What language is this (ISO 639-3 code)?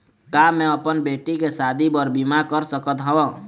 hne